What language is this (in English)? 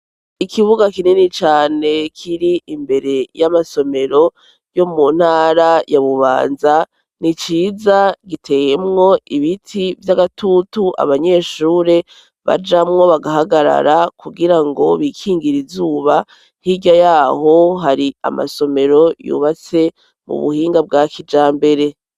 Rundi